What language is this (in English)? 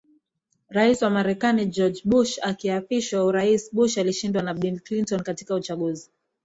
Swahili